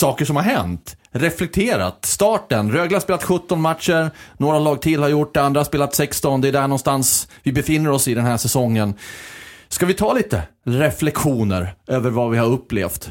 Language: Swedish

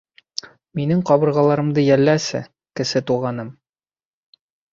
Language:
Bashkir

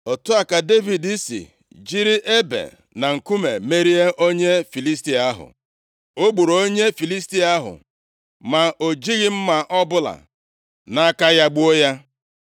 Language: Igbo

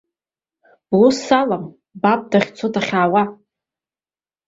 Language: Abkhazian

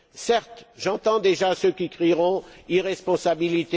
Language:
French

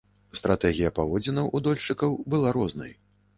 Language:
Belarusian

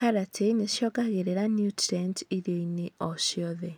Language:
Kikuyu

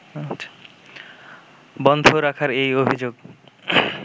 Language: Bangla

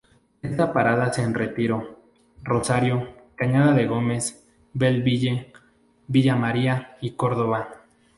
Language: Spanish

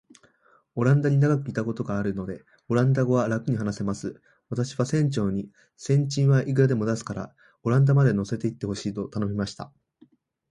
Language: Japanese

